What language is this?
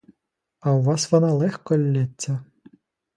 Ukrainian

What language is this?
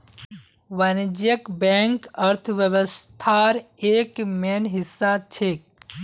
Magahi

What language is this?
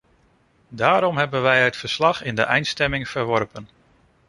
Dutch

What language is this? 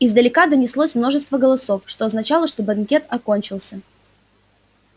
Russian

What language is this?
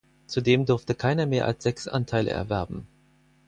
German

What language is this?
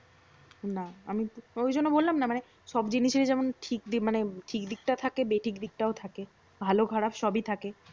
Bangla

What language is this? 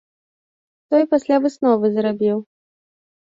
Belarusian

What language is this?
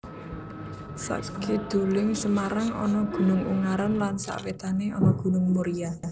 Javanese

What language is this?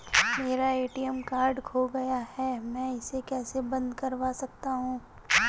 Hindi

